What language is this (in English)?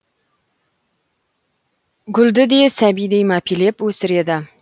Kazakh